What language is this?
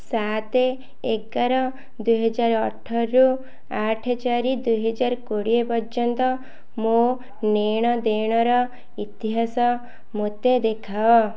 Odia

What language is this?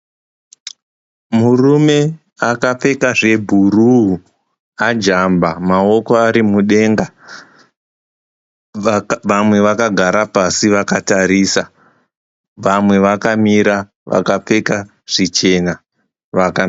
Shona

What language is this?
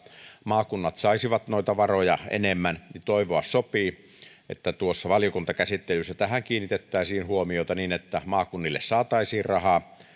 Finnish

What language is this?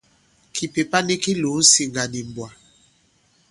Bankon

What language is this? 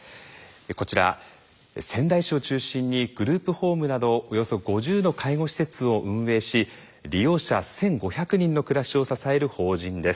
Japanese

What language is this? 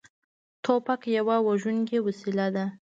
Pashto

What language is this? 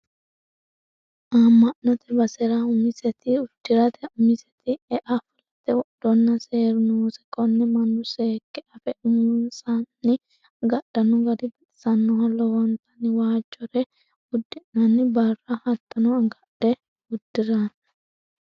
Sidamo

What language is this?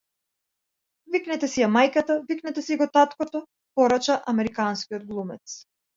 Macedonian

